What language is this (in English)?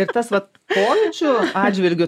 Lithuanian